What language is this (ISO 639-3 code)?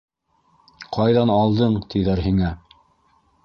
bak